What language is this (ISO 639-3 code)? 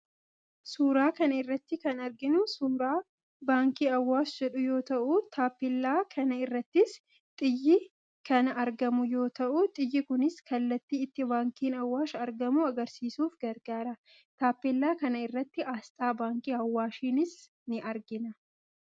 orm